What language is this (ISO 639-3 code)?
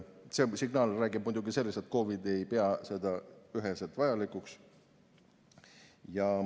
est